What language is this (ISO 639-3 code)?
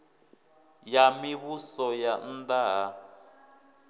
ven